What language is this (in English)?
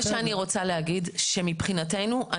Hebrew